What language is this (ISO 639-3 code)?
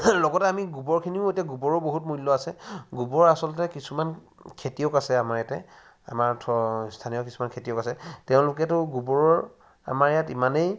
asm